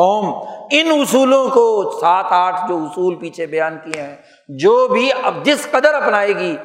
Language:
Urdu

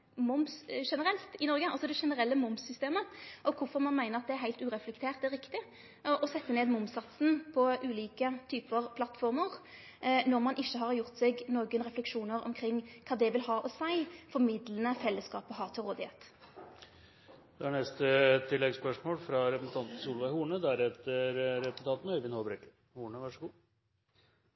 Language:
Norwegian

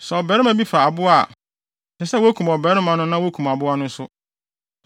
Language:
Akan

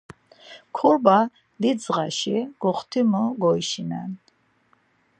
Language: Laz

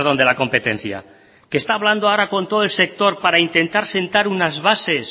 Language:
Spanish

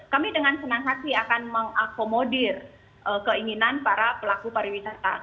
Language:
Indonesian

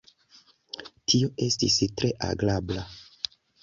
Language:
Esperanto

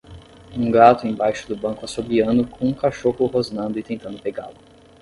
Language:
Portuguese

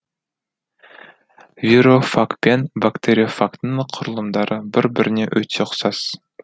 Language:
Kazakh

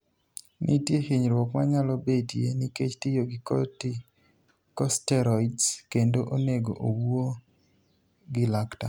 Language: Luo (Kenya and Tanzania)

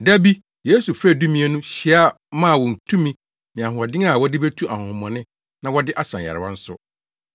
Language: Akan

